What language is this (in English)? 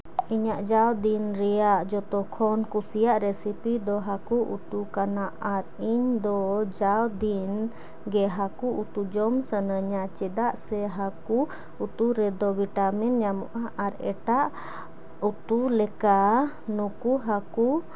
Santali